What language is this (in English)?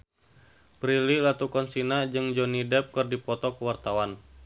Sundanese